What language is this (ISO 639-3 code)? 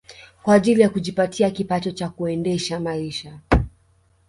swa